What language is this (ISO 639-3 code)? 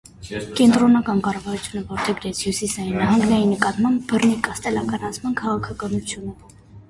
hye